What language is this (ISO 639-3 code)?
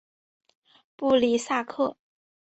zho